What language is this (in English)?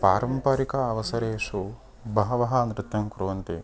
Sanskrit